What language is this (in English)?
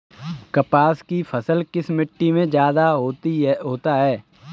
Hindi